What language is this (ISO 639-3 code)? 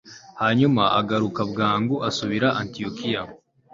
kin